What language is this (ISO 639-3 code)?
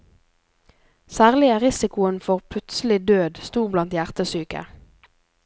nor